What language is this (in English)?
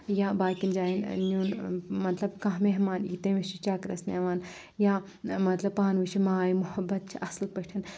Kashmiri